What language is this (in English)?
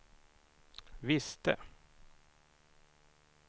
Swedish